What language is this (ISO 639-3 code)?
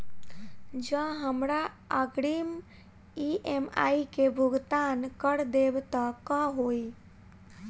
mai